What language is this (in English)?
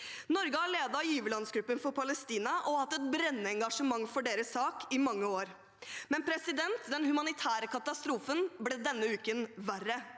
Norwegian